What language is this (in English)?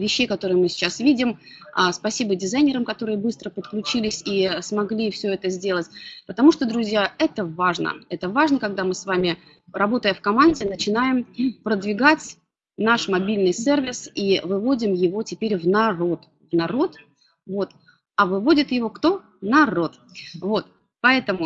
Russian